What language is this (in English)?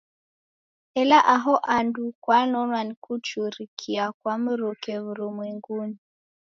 Taita